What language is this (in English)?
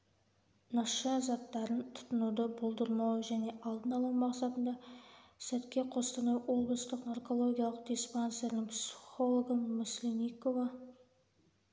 Kazakh